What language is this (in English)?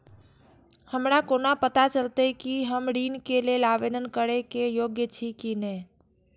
Maithili